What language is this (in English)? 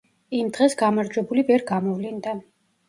Georgian